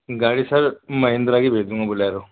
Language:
Urdu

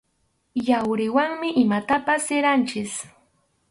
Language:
Arequipa-La Unión Quechua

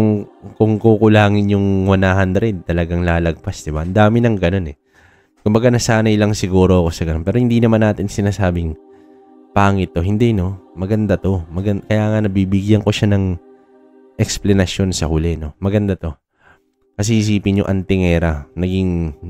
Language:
Filipino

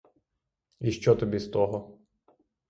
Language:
Ukrainian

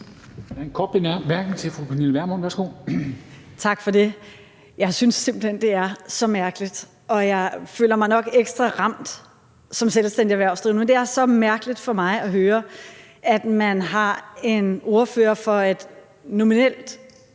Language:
Danish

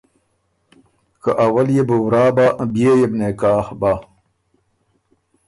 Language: Ormuri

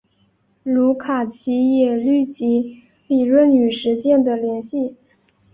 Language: Chinese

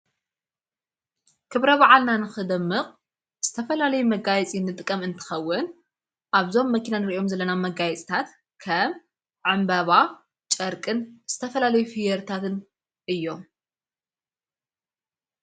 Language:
Tigrinya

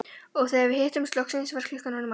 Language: Icelandic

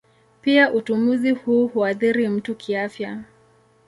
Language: Swahili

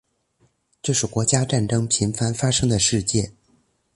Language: Chinese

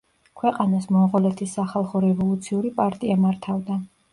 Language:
Georgian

